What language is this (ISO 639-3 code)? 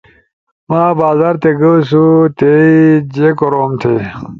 ush